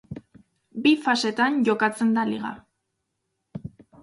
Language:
Basque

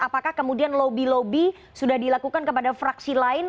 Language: Indonesian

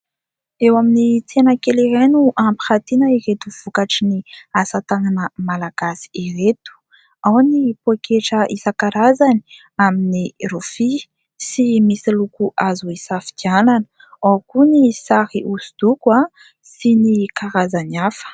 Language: Malagasy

